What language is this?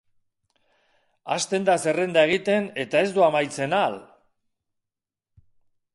Basque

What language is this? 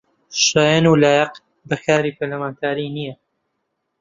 Central Kurdish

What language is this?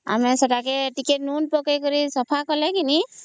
Odia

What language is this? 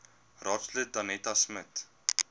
Afrikaans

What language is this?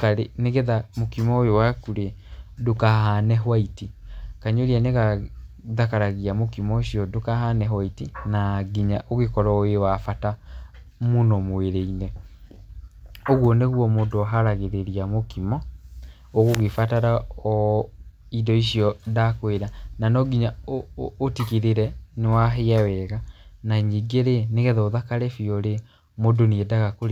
Kikuyu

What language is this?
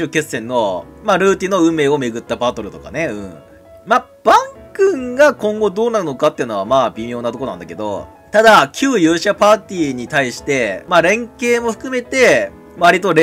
Japanese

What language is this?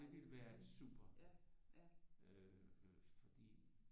Danish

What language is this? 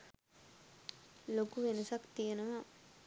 Sinhala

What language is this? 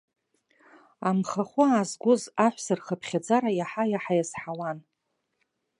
Abkhazian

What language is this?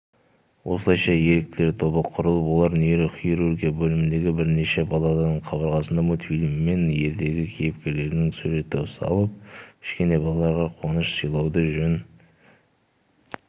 Kazakh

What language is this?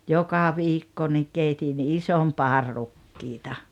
Finnish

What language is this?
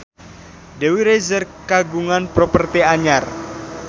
Sundanese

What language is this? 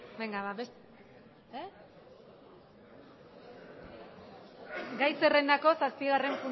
Basque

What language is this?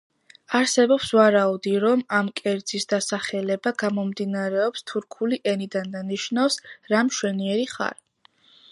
Georgian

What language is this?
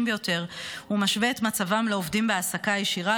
Hebrew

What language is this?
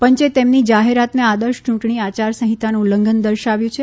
Gujarati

